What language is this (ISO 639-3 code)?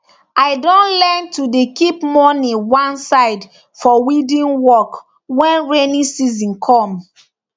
pcm